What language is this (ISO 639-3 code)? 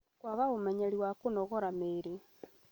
kik